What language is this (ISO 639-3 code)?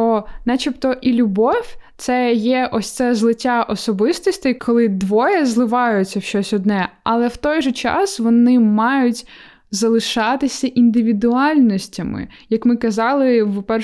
ukr